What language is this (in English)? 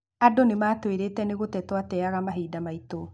Kikuyu